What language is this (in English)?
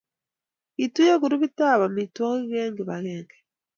Kalenjin